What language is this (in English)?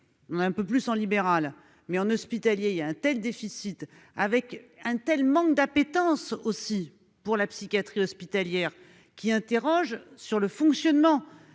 French